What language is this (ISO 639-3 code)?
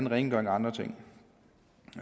dan